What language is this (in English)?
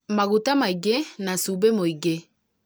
Kikuyu